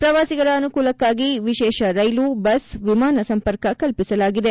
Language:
Kannada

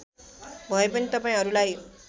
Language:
Nepali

